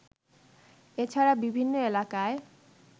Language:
Bangla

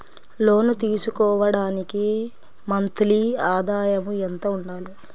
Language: Telugu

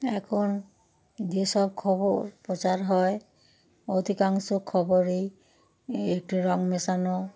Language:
Bangla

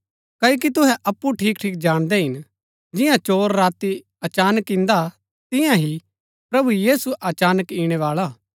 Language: Gaddi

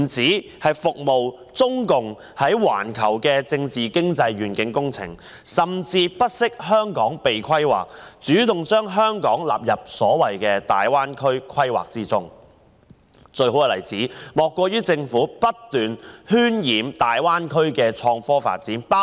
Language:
Cantonese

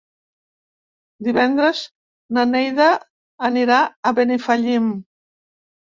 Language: Catalan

